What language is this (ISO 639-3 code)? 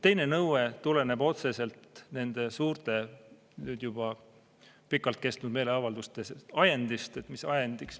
est